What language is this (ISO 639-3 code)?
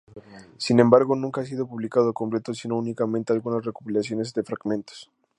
spa